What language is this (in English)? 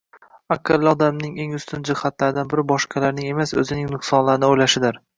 Uzbek